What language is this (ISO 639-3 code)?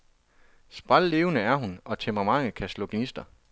dan